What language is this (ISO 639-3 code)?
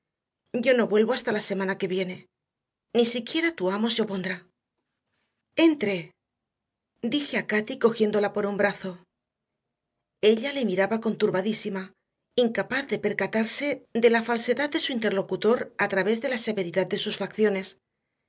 spa